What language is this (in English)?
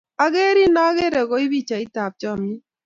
Kalenjin